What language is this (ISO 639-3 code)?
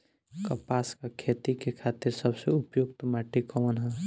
bho